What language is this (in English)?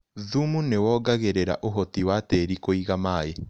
Kikuyu